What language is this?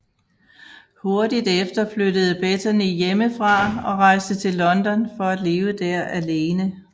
Danish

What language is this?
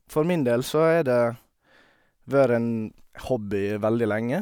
Norwegian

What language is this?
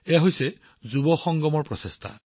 Assamese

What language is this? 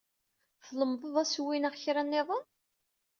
Kabyle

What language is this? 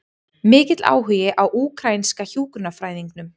Icelandic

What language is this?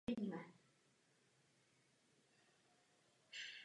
Czech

